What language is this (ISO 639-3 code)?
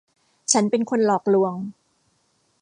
tha